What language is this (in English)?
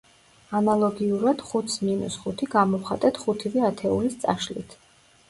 Georgian